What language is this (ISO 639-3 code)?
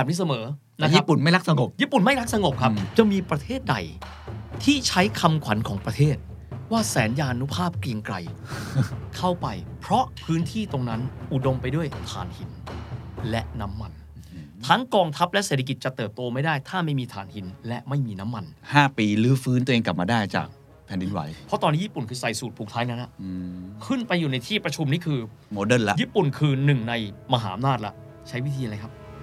tha